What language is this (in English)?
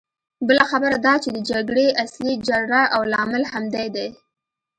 Pashto